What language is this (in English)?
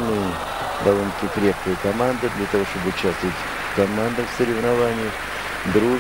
Russian